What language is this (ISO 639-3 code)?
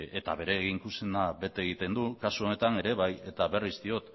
eus